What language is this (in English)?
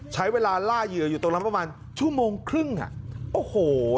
Thai